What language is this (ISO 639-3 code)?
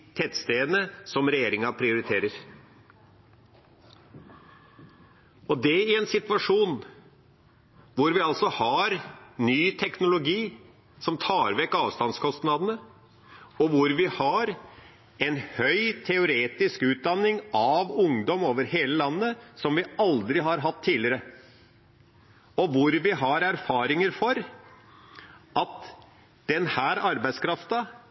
nno